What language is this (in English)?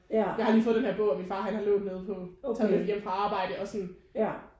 Danish